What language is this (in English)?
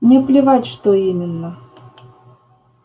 Russian